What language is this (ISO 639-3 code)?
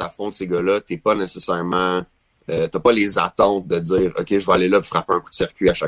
fra